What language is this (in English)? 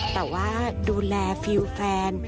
Thai